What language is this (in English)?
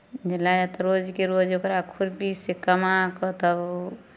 Maithili